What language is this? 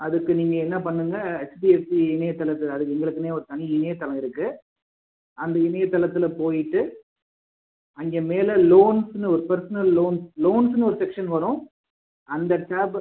Tamil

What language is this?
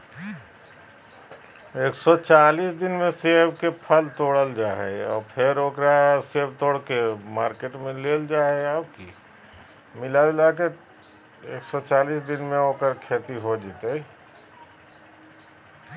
Magahi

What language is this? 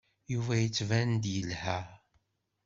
Kabyle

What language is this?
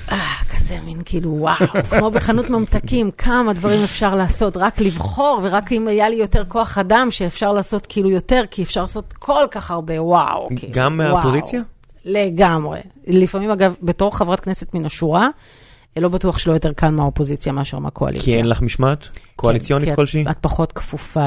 Hebrew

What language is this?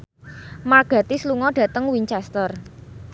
Javanese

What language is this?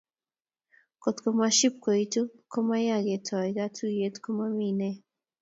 Kalenjin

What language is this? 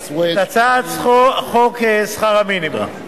Hebrew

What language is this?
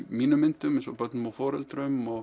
Icelandic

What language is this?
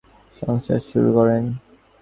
Bangla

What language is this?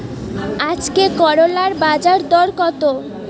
Bangla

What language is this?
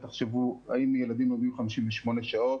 Hebrew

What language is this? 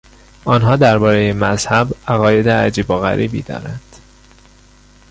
Persian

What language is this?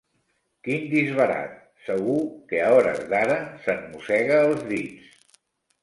Catalan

